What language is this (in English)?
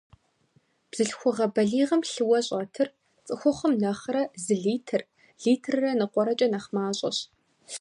Kabardian